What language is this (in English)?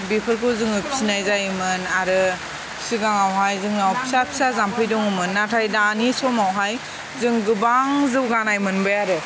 Bodo